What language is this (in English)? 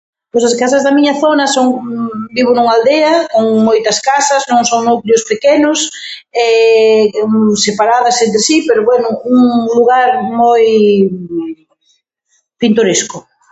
Galician